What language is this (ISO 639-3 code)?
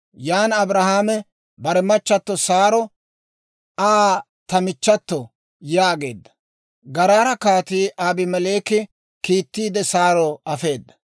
dwr